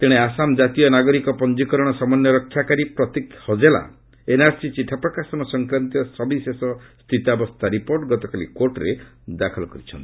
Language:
Odia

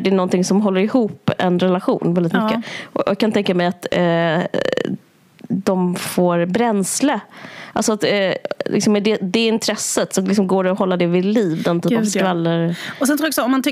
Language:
Swedish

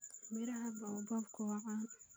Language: Somali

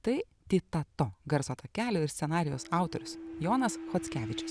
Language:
Lithuanian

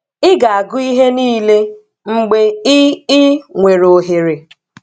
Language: Igbo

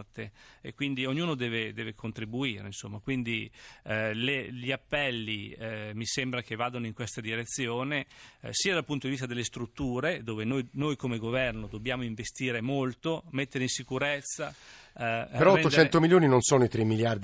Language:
Italian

